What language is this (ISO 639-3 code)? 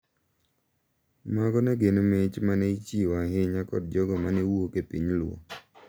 luo